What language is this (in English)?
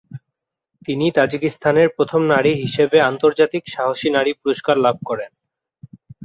Bangla